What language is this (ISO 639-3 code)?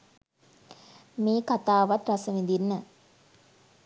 sin